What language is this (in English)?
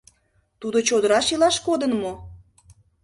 Mari